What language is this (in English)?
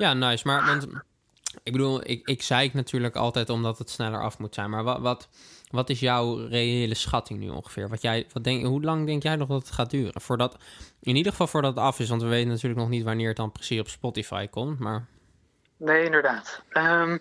Dutch